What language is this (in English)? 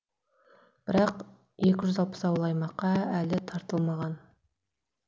Kazakh